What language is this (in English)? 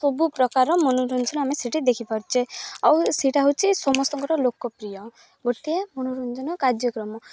Odia